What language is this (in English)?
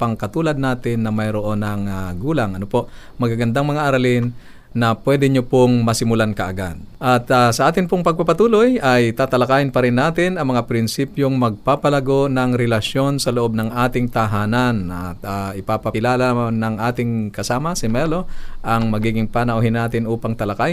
Filipino